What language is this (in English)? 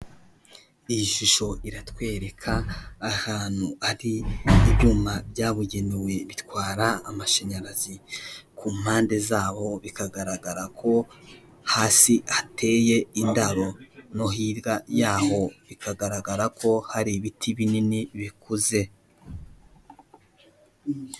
Kinyarwanda